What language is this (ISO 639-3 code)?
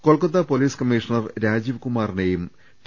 mal